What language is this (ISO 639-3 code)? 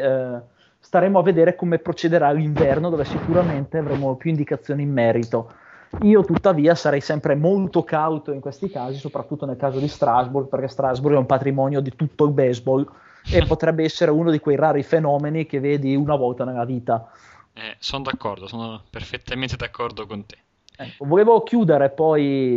ita